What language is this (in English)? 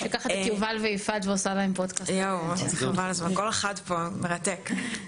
Hebrew